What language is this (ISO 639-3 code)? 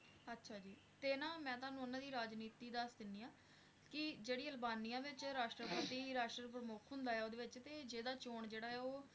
pan